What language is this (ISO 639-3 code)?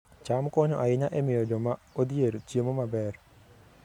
luo